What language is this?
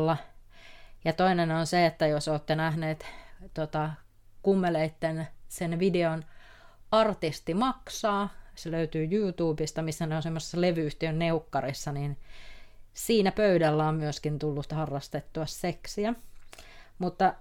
Finnish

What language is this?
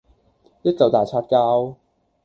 Cantonese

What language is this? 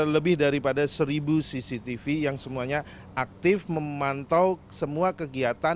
Indonesian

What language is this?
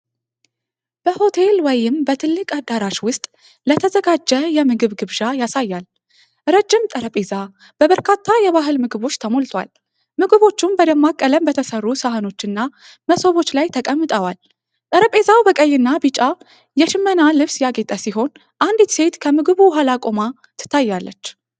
Amharic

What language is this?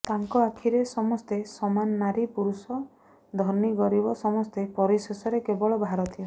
Odia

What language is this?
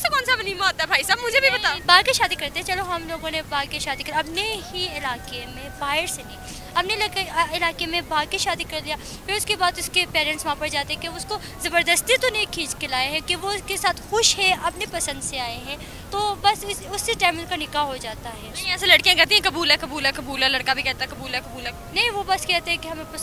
Hindi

